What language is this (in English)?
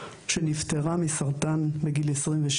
Hebrew